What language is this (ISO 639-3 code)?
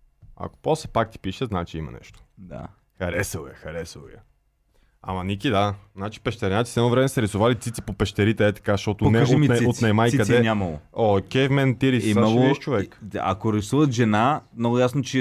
bul